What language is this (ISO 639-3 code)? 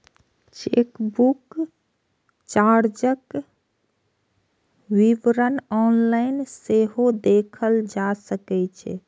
mai